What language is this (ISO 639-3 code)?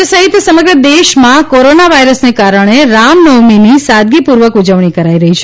guj